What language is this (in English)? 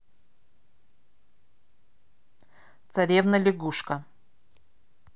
Russian